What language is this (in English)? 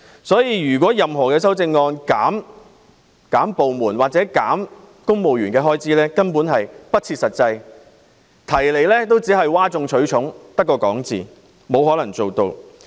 Cantonese